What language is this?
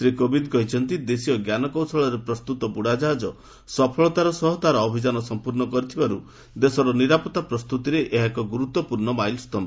Odia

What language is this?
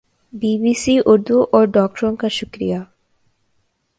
Urdu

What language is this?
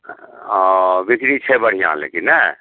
Maithili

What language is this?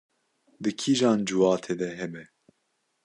Kurdish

